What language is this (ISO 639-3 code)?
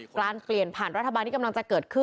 tha